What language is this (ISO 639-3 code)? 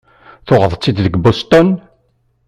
kab